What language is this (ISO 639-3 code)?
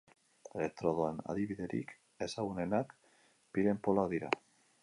eus